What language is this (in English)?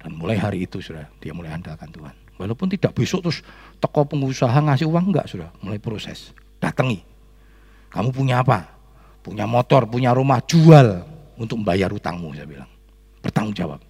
Indonesian